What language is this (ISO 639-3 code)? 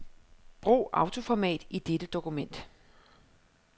dan